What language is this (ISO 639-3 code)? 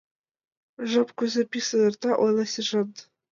chm